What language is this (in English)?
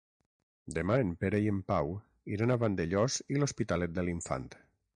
Catalan